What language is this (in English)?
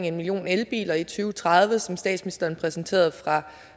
Danish